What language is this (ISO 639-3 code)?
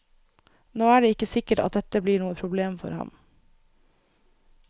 nor